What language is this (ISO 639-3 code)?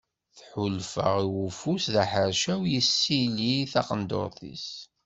kab